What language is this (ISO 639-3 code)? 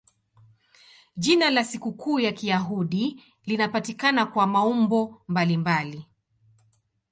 swa